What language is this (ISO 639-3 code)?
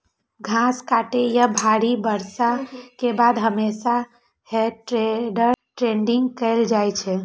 mai